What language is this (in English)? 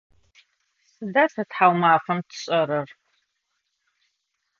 Adyghe